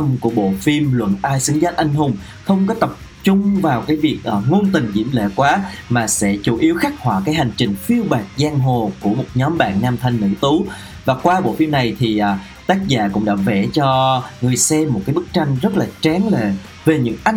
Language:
Vietnamese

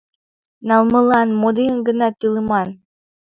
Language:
Mari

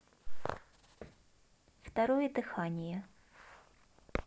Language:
Russian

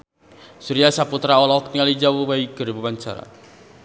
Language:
Sundanese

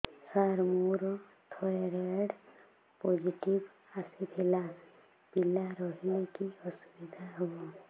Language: Odia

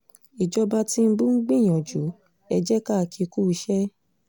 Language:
Yoruba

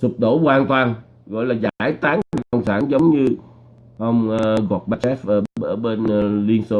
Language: Vietnamese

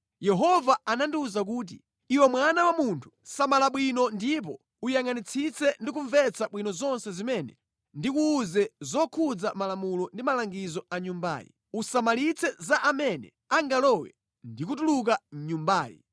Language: Nyanja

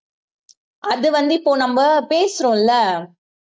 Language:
Tamil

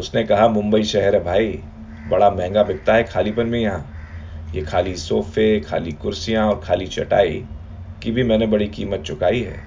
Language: Hindi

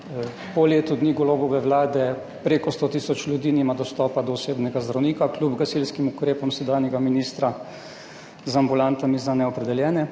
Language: Slovenian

